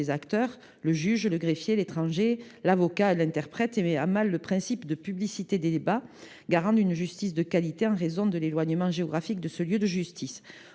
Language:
French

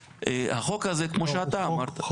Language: Hebrew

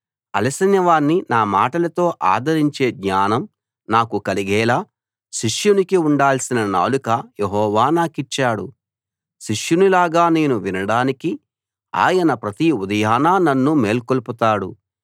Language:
Telugu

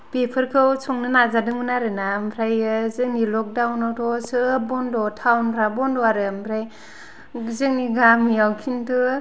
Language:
Bodo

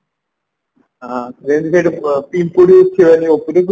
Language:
Odia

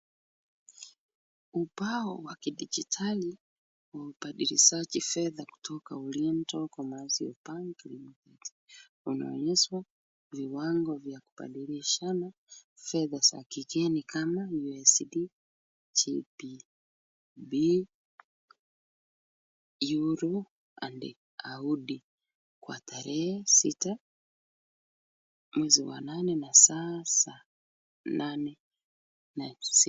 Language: Swahili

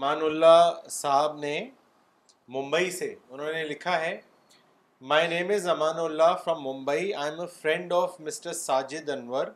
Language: Urdu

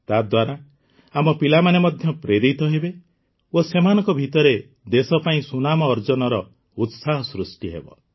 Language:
Odia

